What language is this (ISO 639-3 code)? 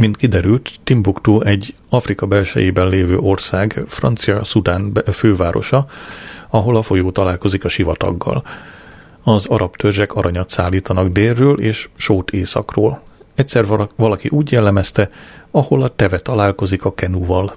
hun